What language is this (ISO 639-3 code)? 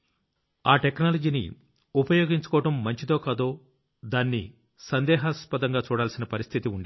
tel